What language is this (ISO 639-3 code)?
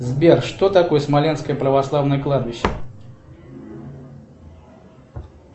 rus